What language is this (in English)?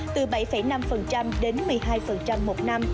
Vietnamese